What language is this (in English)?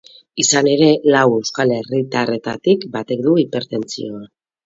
Basque